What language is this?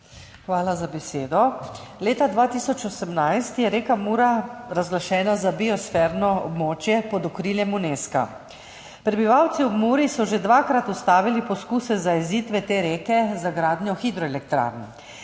Slovenian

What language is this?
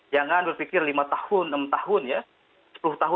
Indonesian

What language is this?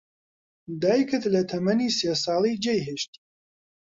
Central Kurdish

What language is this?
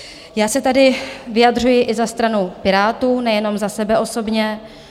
Czech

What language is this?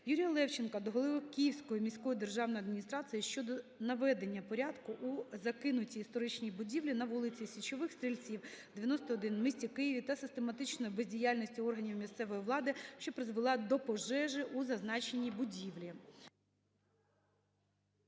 Ukrainian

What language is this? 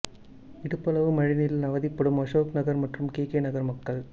Tamil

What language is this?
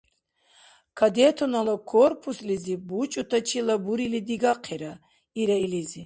Dargwa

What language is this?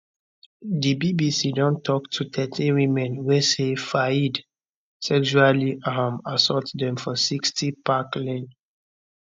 Nigerian Pidgin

